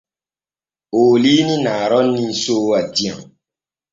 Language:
Borgu Fulfulde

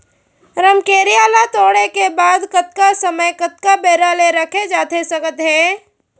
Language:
Chhattisgarhi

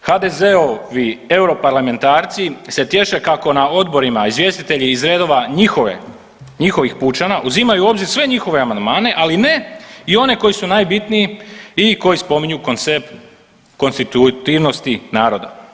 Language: Croatian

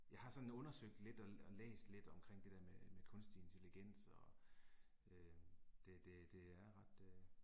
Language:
Danish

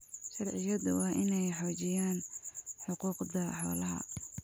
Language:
Somali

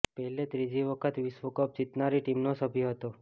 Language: Gujarati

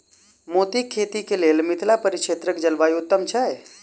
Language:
Maithili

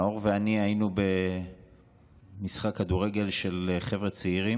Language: Hebrew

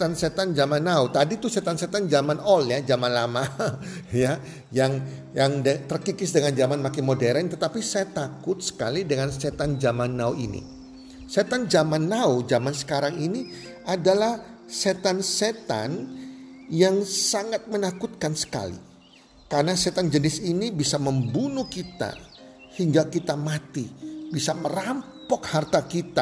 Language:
Indonesian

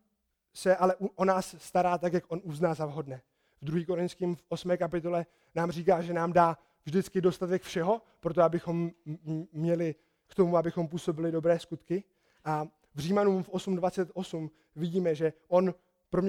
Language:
Czech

